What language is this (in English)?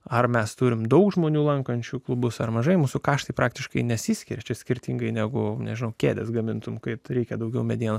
Lithuanian